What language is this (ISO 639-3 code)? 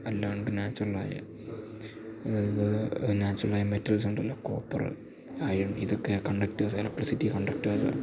mal